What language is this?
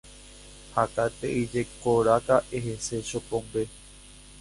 Guarani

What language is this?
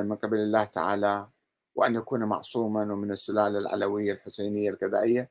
Arabic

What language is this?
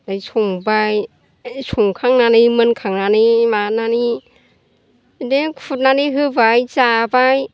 Bodo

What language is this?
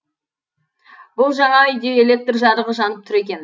Kazakh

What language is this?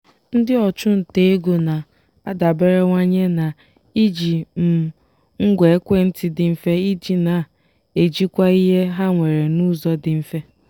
Igbo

